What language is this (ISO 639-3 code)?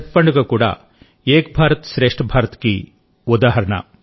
tel